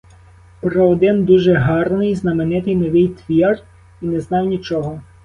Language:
Ukrainian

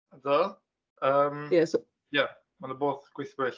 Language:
Welsh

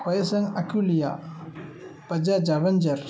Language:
Tamil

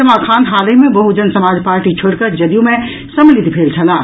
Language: Maithili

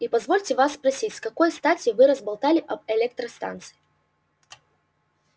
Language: Russian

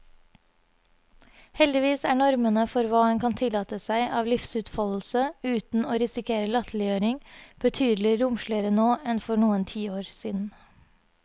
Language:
Norwegian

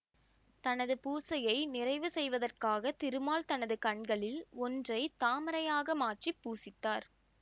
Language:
Tamil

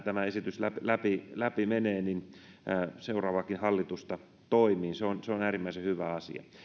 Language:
Finnish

